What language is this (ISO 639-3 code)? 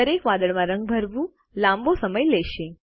guj